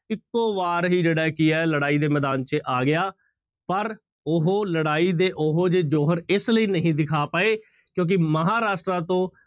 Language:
Punjabi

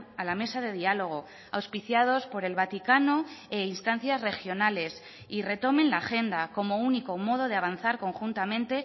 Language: Spanish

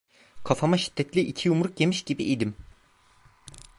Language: Turkish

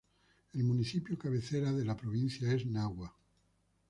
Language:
Spanish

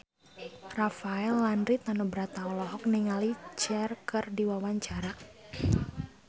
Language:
Sundanese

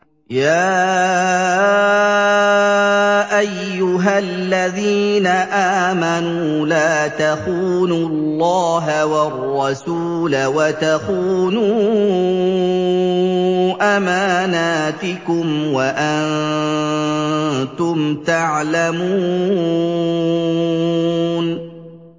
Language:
Arabic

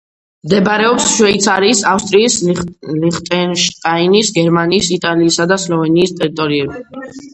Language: Georgian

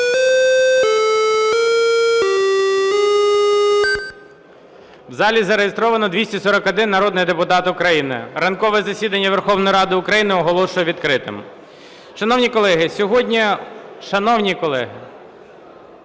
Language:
Ukrainian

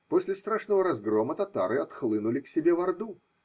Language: Russian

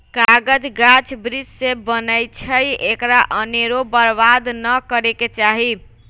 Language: Magahi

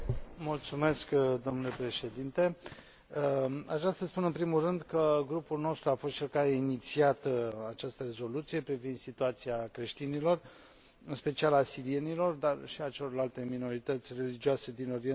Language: Romanian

